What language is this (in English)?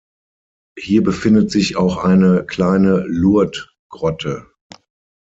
German